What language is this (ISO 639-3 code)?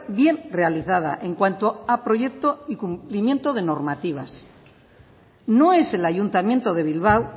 spa